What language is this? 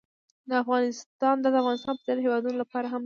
Pashto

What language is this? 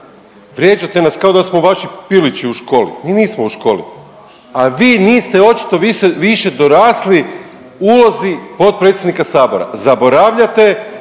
Croatian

